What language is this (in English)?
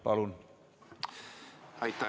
Estonian